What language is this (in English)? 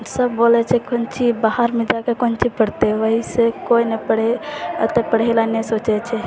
Maithili